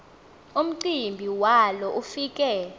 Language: Xhosa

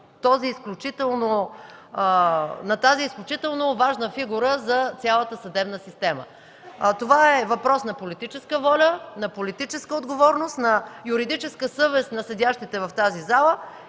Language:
Bulgarian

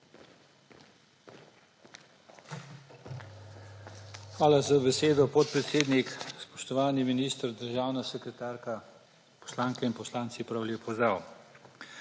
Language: Slovenian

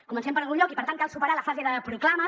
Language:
Catalan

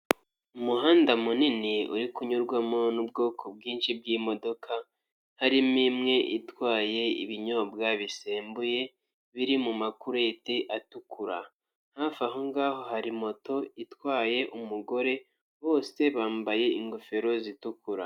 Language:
Kinyarwanda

